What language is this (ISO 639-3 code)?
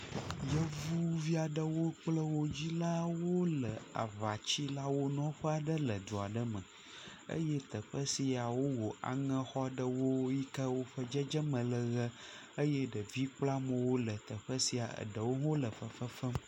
ewe